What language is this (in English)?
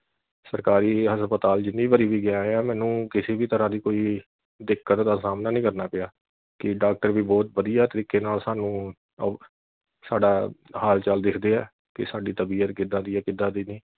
Punjabi